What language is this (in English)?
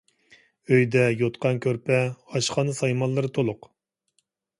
Uyghur